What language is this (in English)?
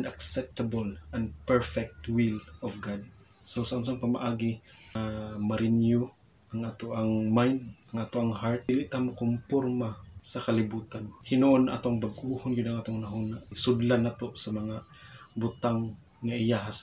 Filipino